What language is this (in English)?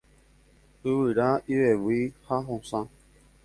Guarani